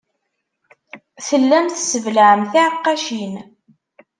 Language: Kabyle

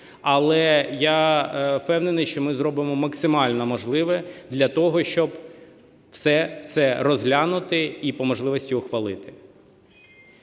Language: Ukrainian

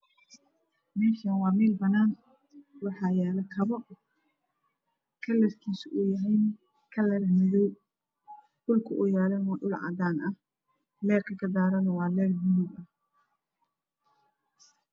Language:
Somali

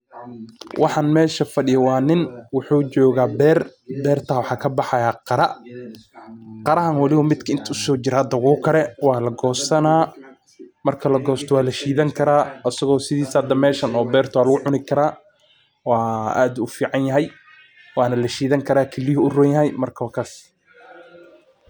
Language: Somali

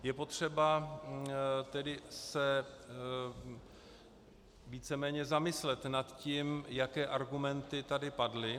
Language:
Czech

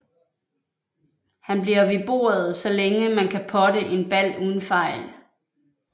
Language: Danish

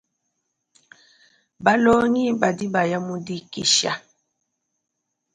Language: Luba-Lulua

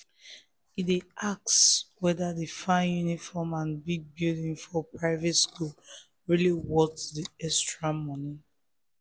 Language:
Nigerian Pidgin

